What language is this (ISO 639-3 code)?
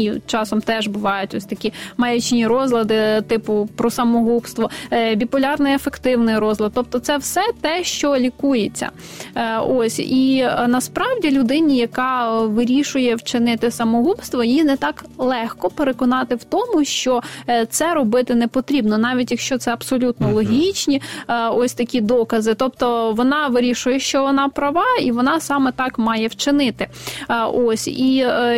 ukr